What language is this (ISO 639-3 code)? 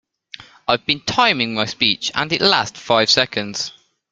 eng